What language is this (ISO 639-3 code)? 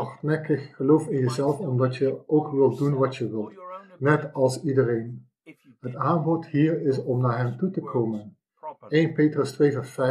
nld